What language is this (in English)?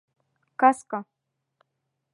Bashkir